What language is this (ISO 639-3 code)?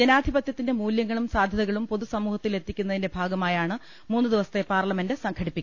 mal